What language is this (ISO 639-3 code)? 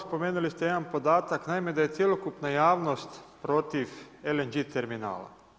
hrv